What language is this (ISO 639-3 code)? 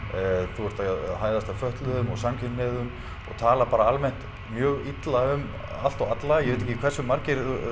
isl